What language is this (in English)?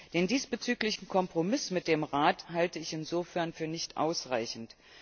German